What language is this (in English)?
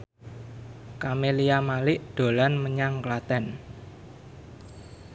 Javanese